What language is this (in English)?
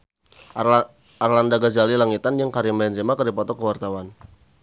Sundanese